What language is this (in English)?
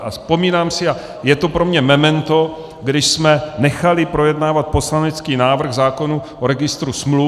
Czech